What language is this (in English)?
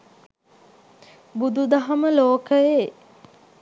Sinhala